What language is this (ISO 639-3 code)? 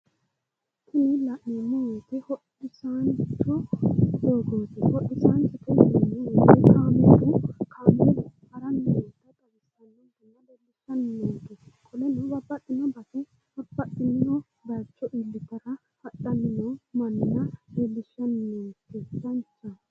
sid